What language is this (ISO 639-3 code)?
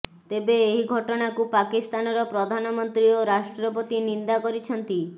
ori